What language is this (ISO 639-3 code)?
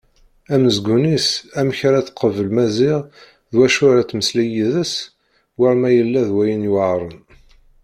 kab